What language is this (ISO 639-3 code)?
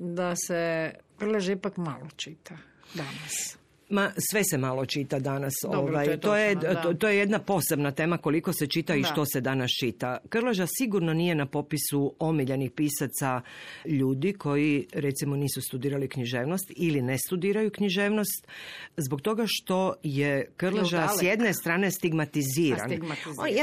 hrv